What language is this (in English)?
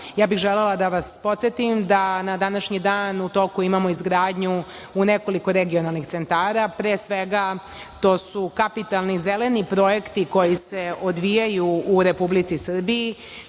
Serbian